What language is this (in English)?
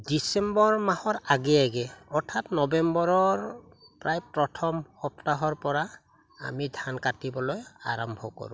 Assamese